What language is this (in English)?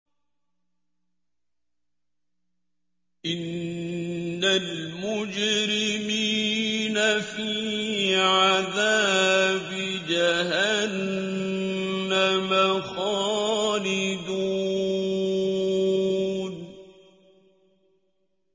Arabic